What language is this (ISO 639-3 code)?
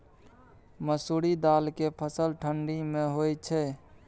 mai